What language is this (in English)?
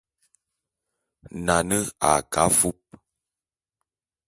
Bulu